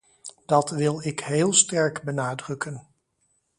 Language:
Dutch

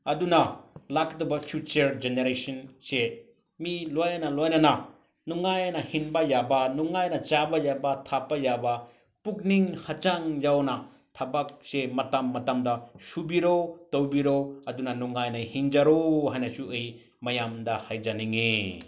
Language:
Manipuri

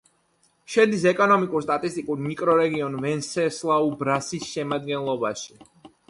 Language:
Georgian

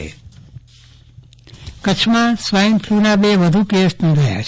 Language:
Gujarati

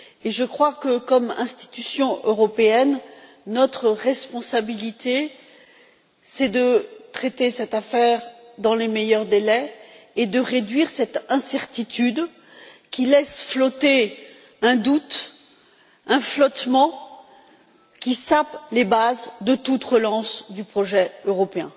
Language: French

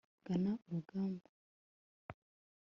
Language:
Kinyarwanda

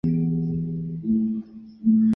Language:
Chinese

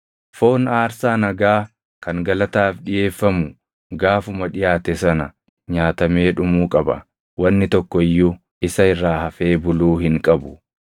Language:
Oromo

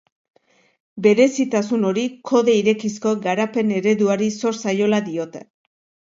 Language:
Basque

